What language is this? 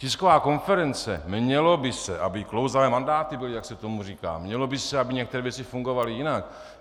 Czech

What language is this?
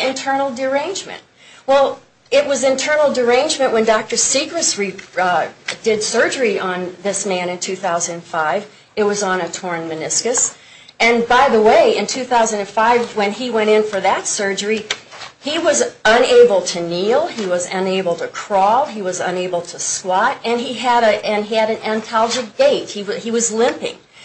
English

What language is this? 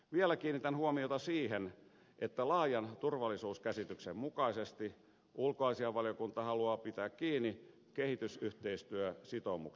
Finnish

